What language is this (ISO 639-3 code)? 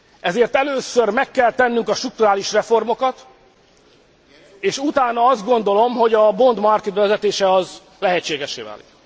hun